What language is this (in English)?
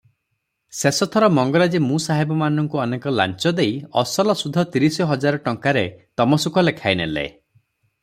Odia